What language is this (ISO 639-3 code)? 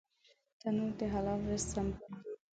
pus